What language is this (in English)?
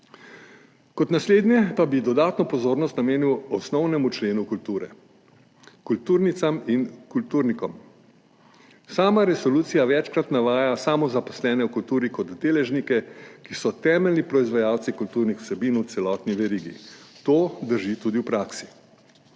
Slovenian